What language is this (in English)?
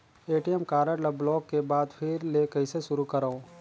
Chhattisgarhi